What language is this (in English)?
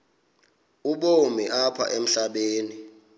Xhosa